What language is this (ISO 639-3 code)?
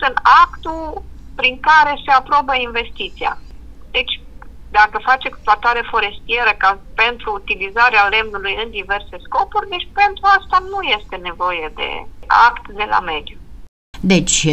ron